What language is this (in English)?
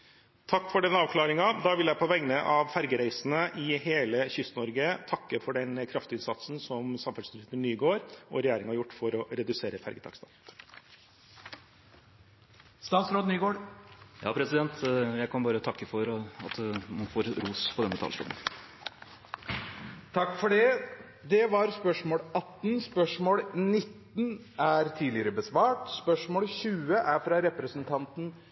Norwegian